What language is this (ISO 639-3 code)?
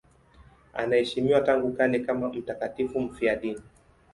swa